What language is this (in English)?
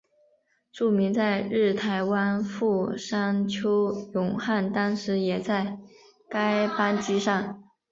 Chinese